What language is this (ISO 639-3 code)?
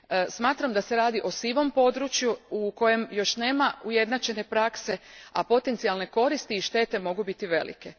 hrv